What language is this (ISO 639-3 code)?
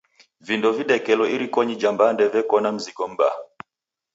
dav